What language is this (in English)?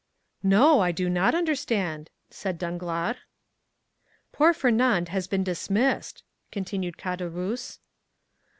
English